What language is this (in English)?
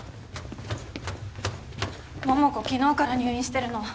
Japanese